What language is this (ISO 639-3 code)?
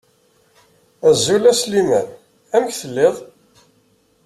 kab